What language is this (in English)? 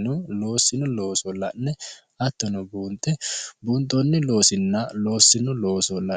Sidamo